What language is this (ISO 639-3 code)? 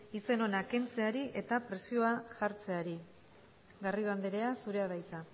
eus